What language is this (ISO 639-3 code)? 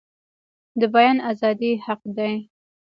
pus